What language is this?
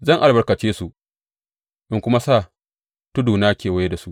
Hausa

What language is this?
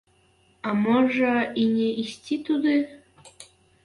Belarusian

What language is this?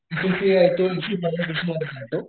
Marathi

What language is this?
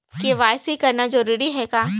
Chhattisgarhi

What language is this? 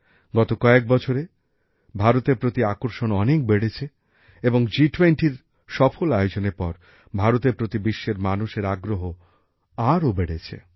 Bangla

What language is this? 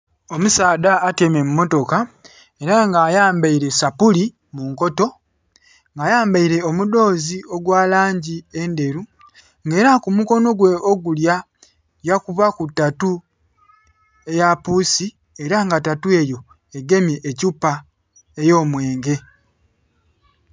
Soga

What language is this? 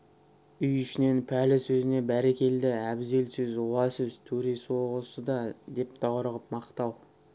Kazakh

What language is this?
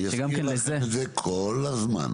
Hebrew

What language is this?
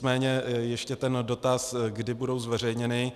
Czech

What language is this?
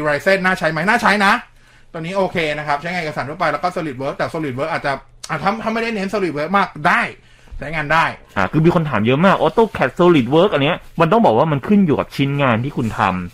Thai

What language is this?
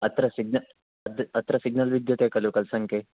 Sanskrit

